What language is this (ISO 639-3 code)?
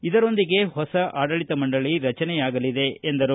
kan